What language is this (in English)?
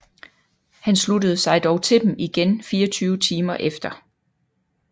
Danish